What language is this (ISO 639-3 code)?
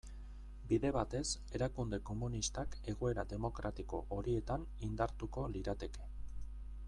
eus